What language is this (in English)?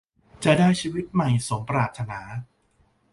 Thai